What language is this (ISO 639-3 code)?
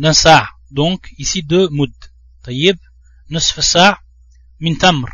fra